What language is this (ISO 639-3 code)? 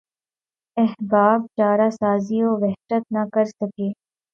urd